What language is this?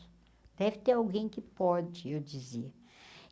Portuguese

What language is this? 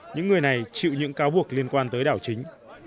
Vietnamese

